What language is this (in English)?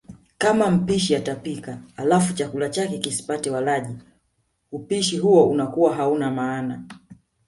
Swahili